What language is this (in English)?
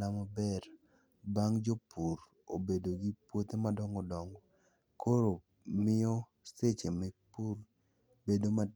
Luo (Kenya and Tanzania)